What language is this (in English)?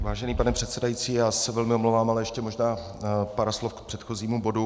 Czech